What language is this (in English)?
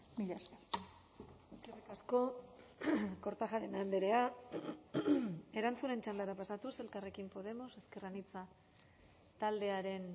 Basque